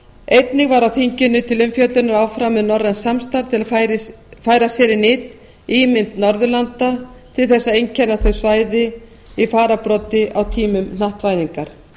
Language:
Icelandic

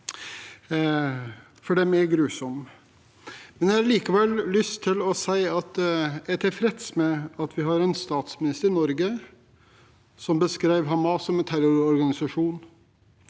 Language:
Norwegian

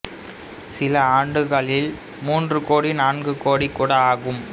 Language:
Tamil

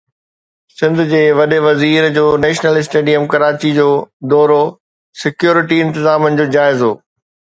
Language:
Sindhi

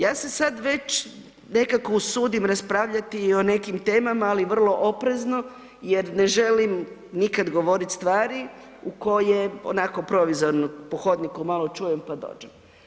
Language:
Croatian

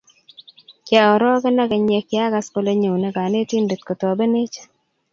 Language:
Kalenjin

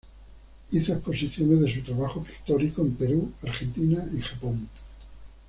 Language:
Spanish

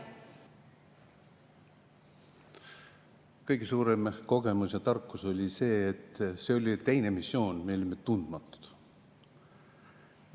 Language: Estonian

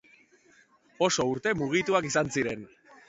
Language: Basque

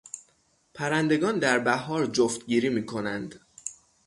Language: Persian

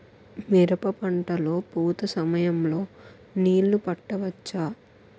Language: Telugu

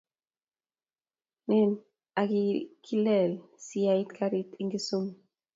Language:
Kalenjin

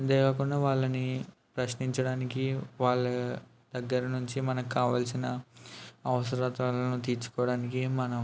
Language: Telugu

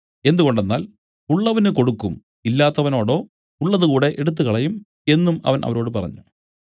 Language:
Malayalam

